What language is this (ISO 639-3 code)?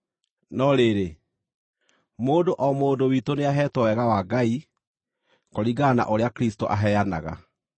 kik